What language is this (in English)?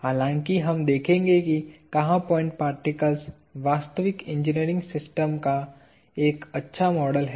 Hindi